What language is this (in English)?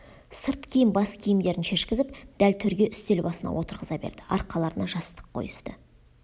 Kazakh